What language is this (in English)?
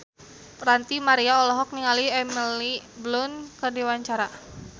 Sundanese